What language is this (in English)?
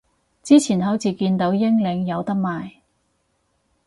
Cantonese